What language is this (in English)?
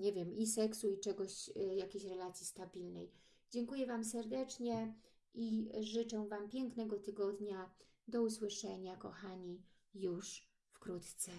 Polish